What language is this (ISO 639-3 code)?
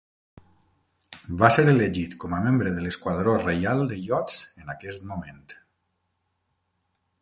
cat